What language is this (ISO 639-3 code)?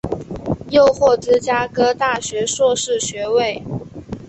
zho